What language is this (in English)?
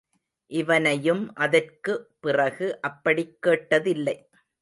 Tamil